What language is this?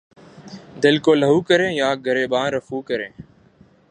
Urdu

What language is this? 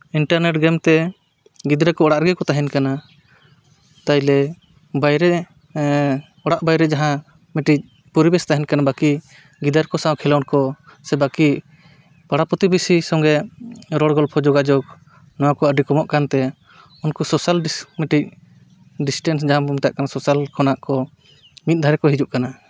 Santali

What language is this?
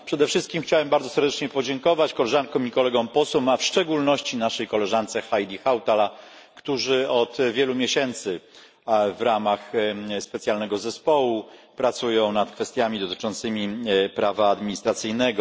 Polish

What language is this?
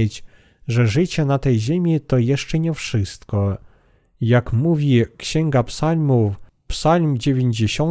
Polish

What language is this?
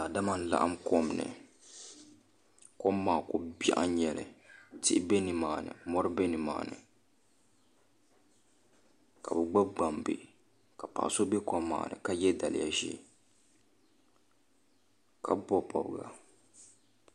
Dagbani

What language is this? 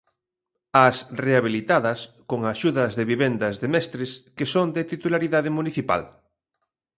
Galician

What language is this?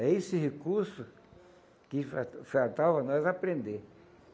Portuguese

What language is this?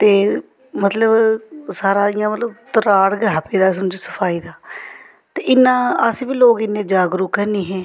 Dogri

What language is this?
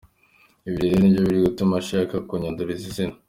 Kinyarwanda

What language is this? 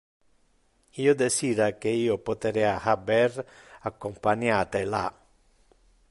Interlingua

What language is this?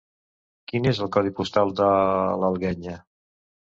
Catalan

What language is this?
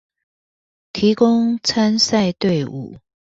Chinese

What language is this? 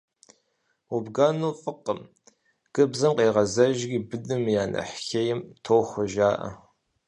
Kabardian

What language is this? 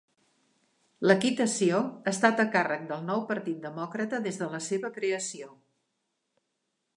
Catalan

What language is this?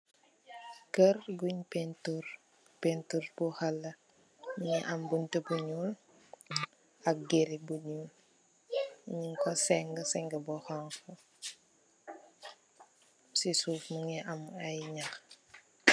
Wolof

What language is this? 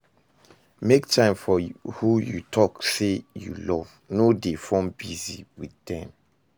Nigerian Pidgin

